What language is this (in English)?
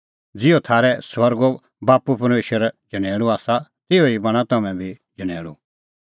Kullu Pahari